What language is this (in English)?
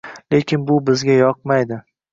Uzbek